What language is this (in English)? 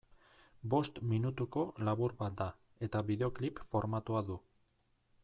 Basque